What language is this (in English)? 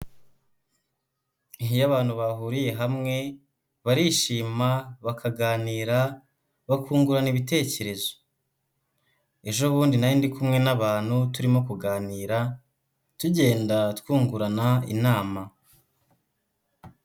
Kinyarwanda